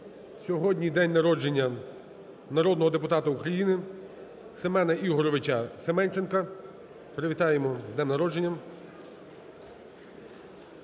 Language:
Ukrainian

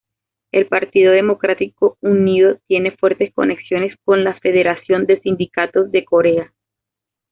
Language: Spanish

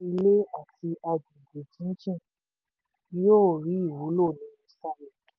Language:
Yoruba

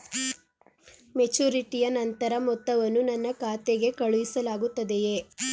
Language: Kannada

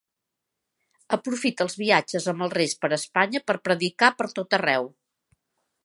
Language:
Catalan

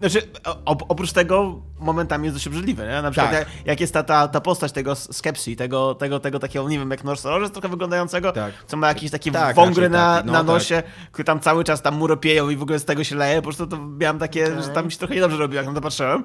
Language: Polish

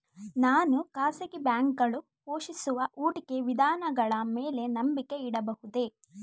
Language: Kannada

